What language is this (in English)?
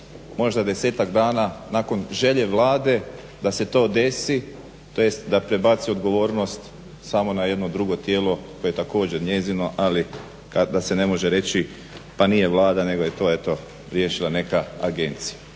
Croatian